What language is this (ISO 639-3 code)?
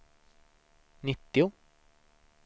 swe